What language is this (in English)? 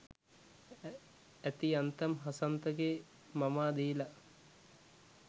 Sinhala